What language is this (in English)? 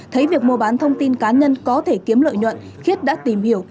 Vietnamese